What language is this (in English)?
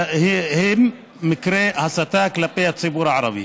Hebrew